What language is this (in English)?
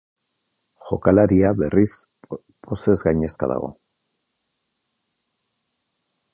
Basque